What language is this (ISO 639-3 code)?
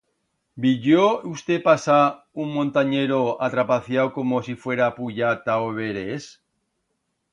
arg